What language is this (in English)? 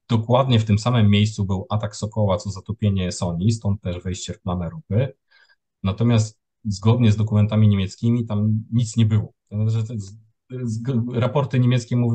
Polish